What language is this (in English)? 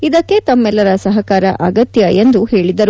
Kannada